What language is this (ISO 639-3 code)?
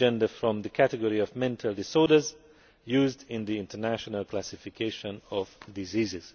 eng